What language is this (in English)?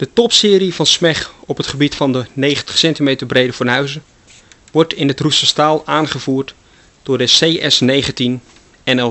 Dutch